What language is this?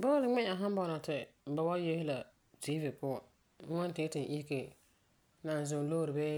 Frafra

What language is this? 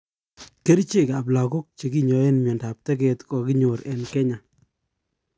Kalenjin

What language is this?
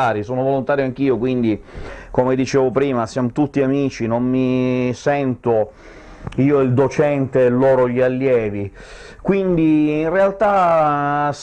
Italian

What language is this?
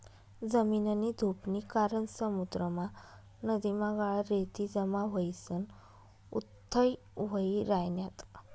Marathi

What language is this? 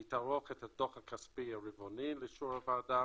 Hebrew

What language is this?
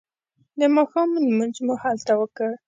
Pashto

